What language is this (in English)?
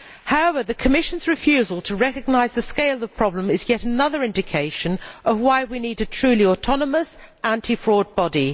English